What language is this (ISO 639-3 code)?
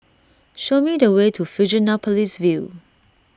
eng